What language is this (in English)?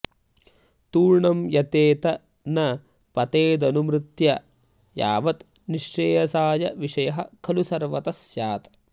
Sanskrit